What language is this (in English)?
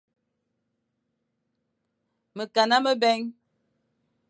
Fang